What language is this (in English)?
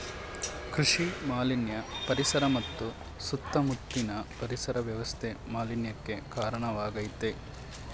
Kannada